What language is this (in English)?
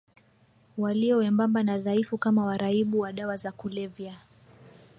Swahili